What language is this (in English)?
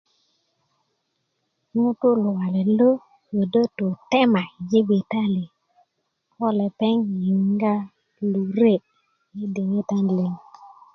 Kuku